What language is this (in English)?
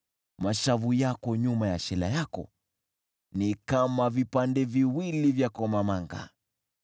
Swahili